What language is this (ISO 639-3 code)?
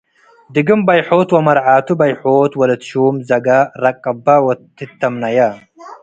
tig